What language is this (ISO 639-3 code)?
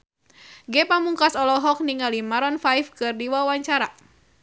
sun